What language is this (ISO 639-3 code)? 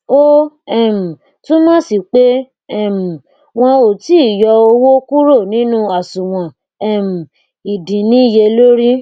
yor